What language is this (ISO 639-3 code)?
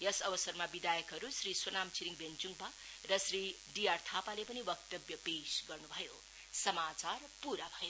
nep